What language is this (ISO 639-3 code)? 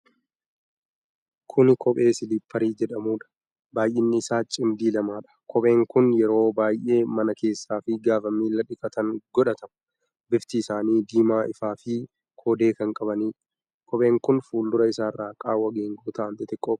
orm